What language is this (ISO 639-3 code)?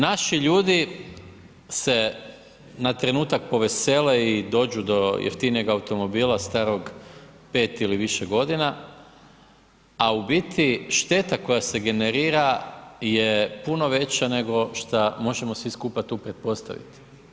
hrv